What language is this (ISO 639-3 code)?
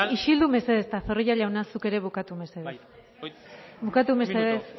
eus